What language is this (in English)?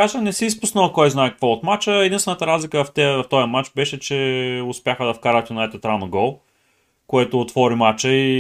Bulgarian